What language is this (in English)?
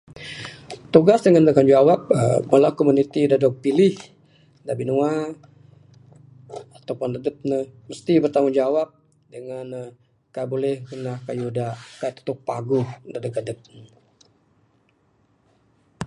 Bukar-Sadung Bidayuh